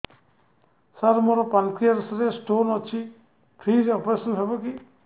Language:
Odia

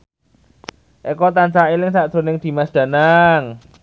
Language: Javanese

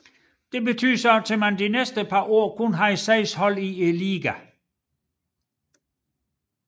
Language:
Danish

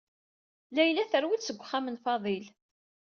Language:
Kabyle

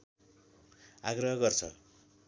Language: Nepali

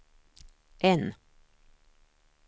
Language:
Swedish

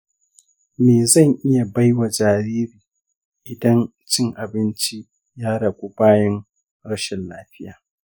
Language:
Hausa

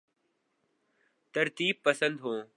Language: Urdu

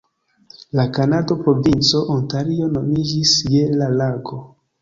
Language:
Esperanto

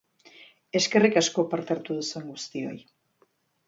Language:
Basque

